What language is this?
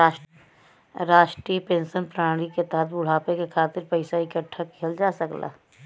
Bhojpuri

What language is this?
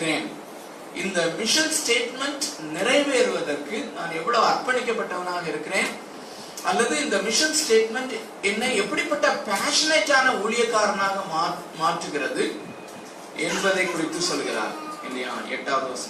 Tamil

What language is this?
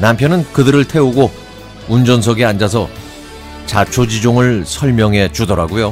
Korean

